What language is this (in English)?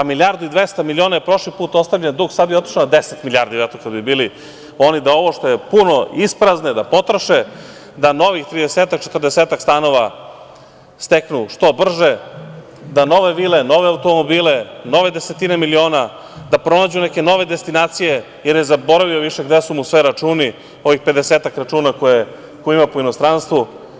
Serbian